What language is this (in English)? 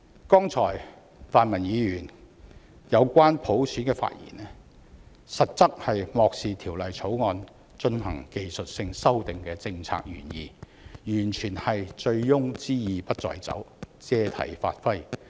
Cantonese